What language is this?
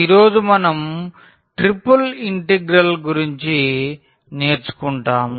Telugu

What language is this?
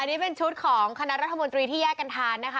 Thai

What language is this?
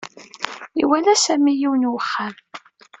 Kabyle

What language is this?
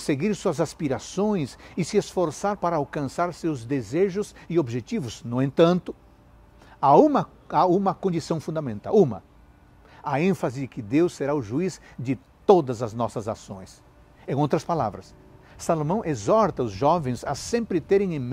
Portuguese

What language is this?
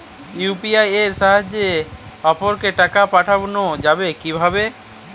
Bangla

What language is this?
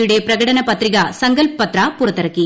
Malayalam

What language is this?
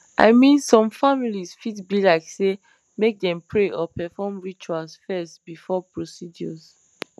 Nigerian Pidgin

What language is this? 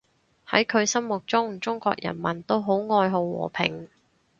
Cantonese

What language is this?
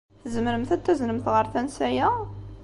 Kabyle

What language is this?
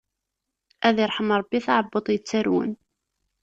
Kabyle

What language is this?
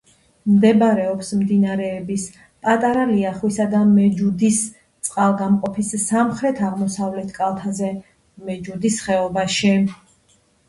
Georgian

